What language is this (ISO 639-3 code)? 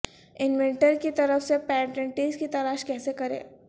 urd